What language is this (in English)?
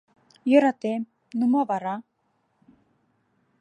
Mari